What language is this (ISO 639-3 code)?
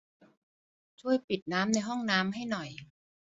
tha